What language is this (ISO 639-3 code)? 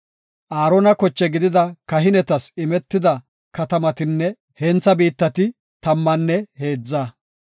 gof